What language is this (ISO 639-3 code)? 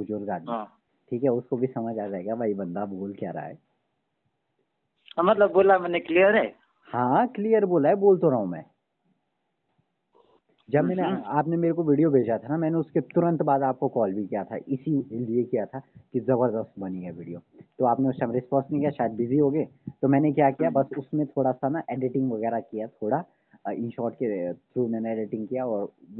hin